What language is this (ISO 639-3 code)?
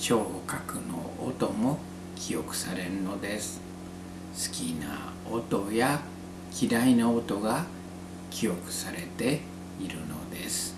jpn